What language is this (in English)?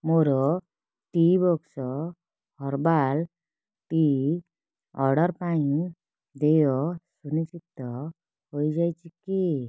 Odia